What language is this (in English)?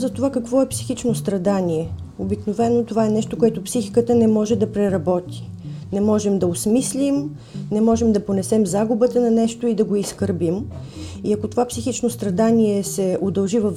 Bulgarian